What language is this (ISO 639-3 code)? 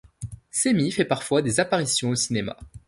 fra